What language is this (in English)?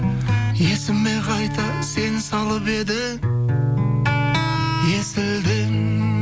Kazakh